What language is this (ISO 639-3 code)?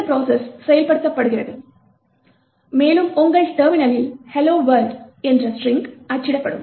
tam